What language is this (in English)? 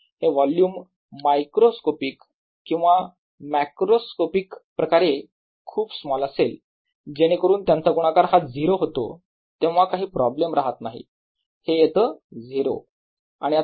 Marathi